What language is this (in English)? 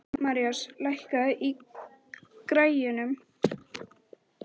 Icelandic